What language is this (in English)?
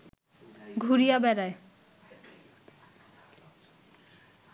Bangla